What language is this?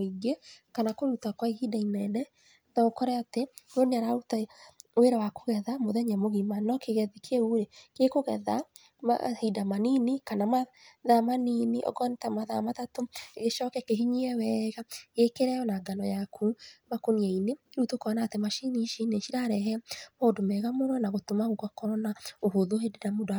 Kikuyu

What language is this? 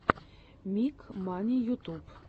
Russian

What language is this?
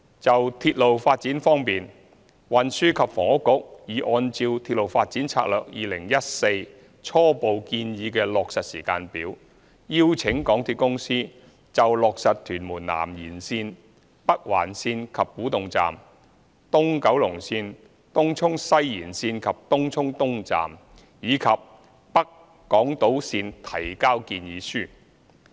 Cantonese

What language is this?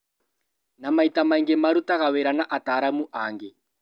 Kikuyu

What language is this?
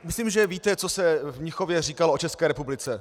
Czech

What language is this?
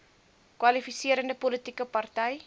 Afrikaans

